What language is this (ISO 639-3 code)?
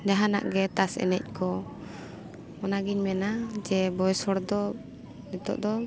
sat